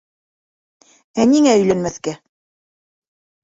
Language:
Bashkir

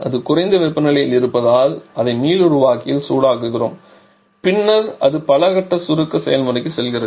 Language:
Tamil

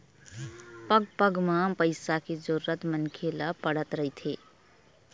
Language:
Chhattisgarhi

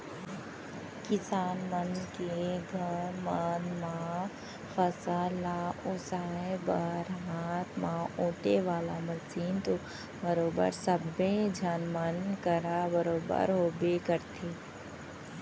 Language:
Chhattisgarhi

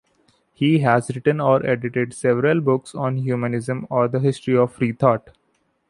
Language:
English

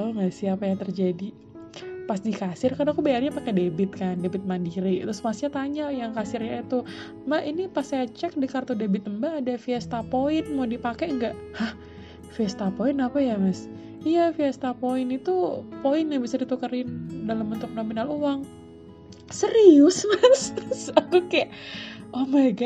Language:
Indonesian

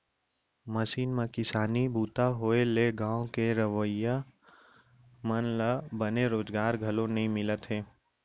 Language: Chhattisgarhi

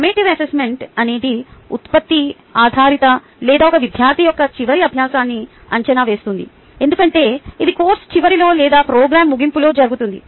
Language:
Telugu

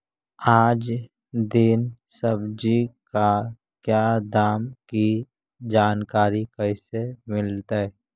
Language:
Magahi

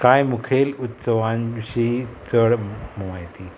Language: Konkani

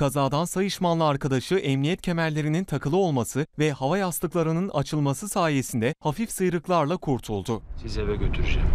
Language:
Turkish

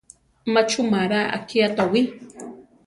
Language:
Central Tarahumara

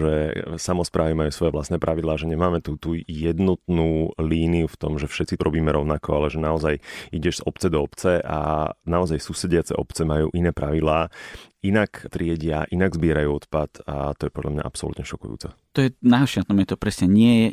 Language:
Slovak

